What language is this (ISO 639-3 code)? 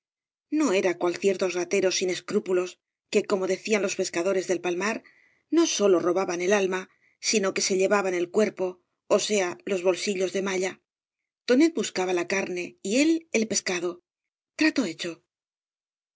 spa